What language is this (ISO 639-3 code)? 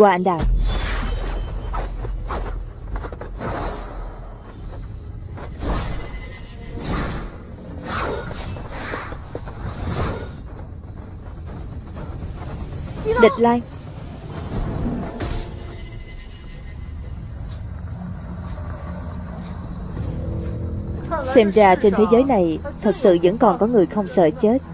vie